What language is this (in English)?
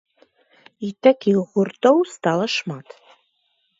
Belarusian